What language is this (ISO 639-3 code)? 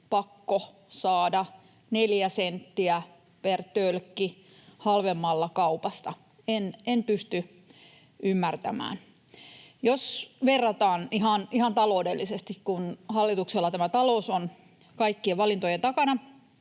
fin